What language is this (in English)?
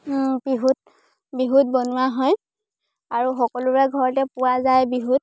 Assamese